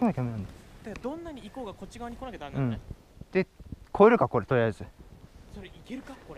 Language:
Japanese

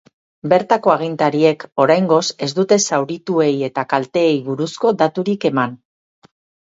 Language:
Basque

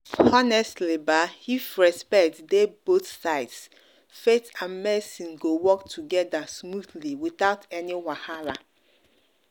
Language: Nigerian Pidgin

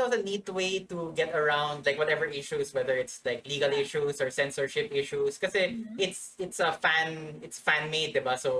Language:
English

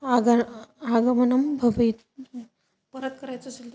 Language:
Sanskrit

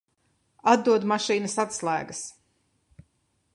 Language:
Latvian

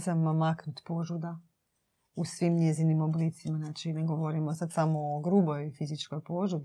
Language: Croatian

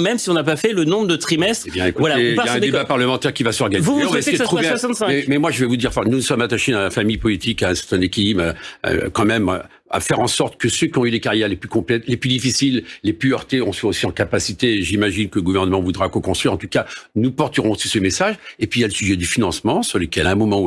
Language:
French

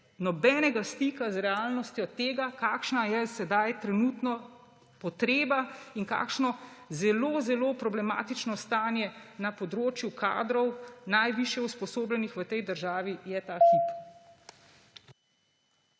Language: Slovenian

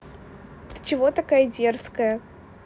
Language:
Russian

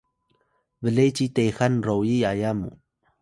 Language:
Atayal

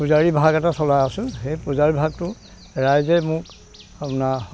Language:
Assamese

